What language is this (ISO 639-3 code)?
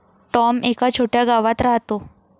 mar